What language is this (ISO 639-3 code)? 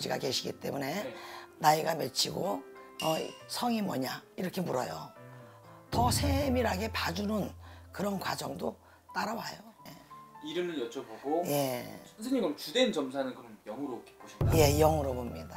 kor